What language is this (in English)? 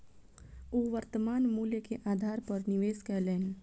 Maithili